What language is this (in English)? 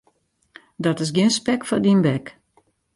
Western Frisian